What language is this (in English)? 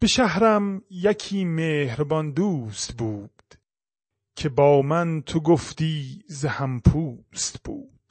Persian